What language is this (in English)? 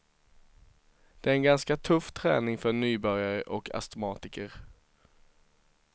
Swedish